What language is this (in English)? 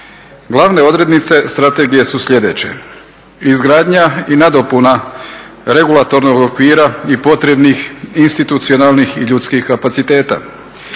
Croatian